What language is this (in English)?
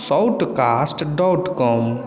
Maithili